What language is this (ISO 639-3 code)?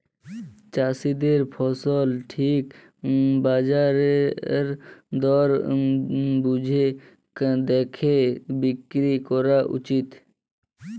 ben